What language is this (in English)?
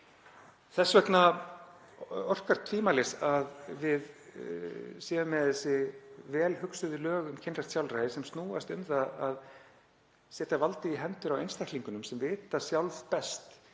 Icelandic